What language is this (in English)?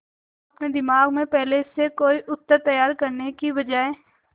Hindi